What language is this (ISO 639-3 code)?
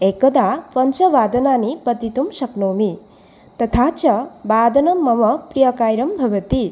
san